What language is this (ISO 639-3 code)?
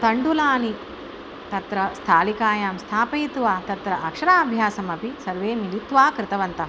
san